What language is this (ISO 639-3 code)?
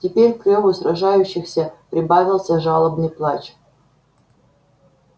rus